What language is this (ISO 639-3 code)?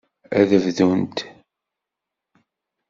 kab